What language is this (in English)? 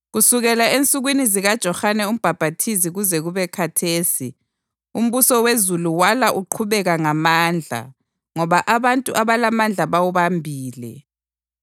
North Ndebele